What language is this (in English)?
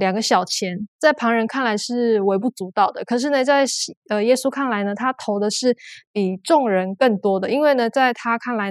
Chinese